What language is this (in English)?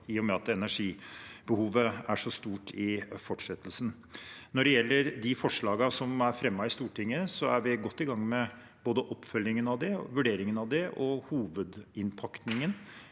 Norwegian